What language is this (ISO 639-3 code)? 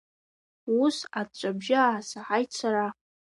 abk